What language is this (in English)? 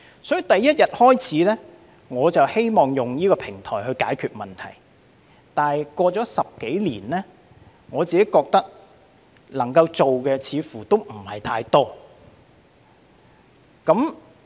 Cantonese